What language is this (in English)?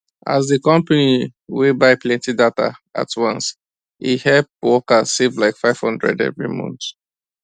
Nigerian Pidgin